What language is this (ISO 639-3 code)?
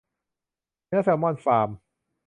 tha